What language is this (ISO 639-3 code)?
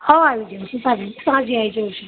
guj